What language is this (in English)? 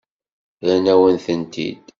Kabyle